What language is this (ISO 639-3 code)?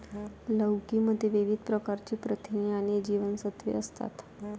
mar